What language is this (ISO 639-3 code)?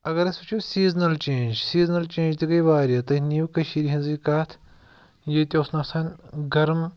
kas